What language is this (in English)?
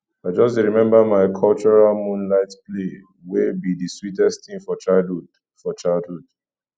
Nigerian Pidgin